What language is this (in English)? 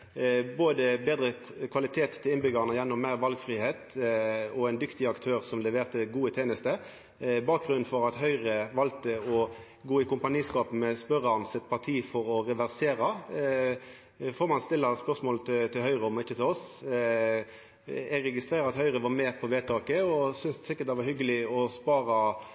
Norwegian Nynorsk